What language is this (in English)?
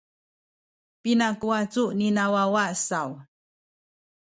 Sakizaya